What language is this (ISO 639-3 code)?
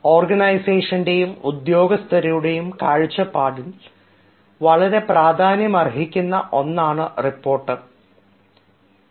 mal